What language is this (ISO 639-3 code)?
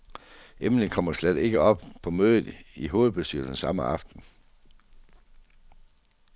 dan